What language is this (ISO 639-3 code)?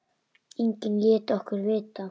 isl